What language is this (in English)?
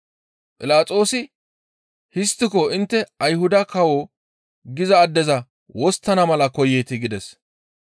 Gamo